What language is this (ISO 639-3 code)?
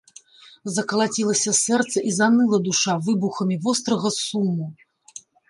bel